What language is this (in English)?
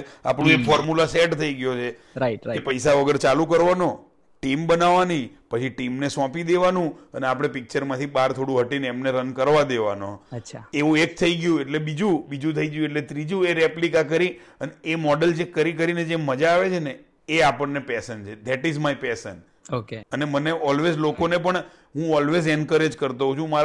Gujarati